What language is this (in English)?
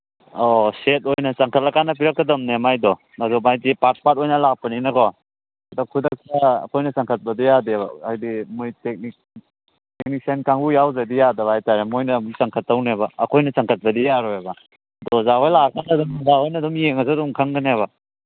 Manipuri